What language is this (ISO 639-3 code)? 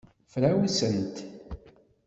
kab